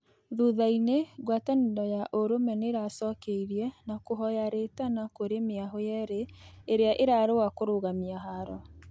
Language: Kikuyu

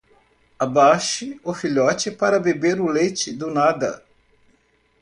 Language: Portuguese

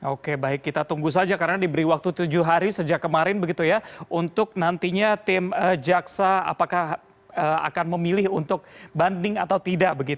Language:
Indonesian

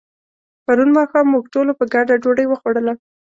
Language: Pashto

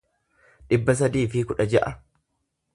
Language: Oromo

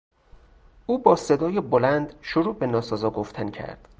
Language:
Persian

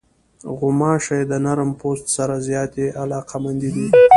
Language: Pashto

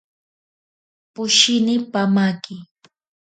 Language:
Ashéninka Perené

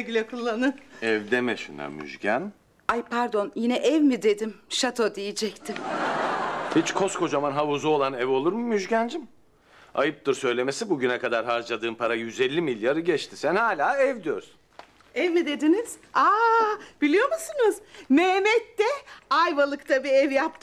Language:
Turkish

